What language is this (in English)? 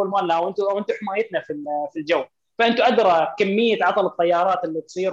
Arabic